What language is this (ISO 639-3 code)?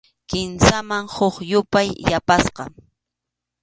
qxu